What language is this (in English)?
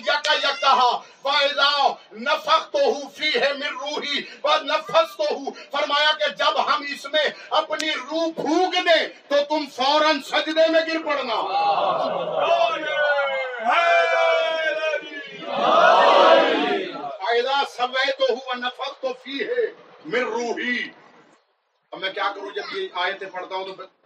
Urdu